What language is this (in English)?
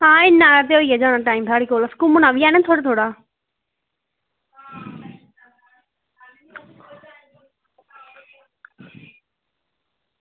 Dogri